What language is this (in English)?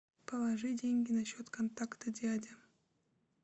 Russian